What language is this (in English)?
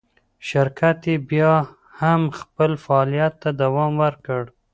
Pashto